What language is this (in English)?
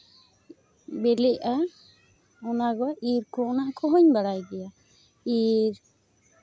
Santali